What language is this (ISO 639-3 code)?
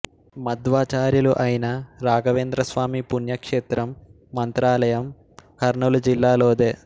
tel